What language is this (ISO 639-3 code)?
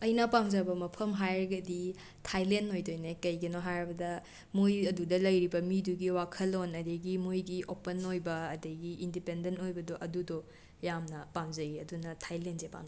mni